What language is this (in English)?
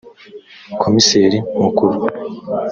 Kinyarwanda